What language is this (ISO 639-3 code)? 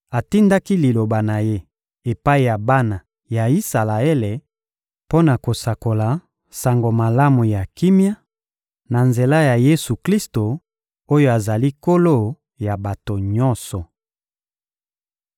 lin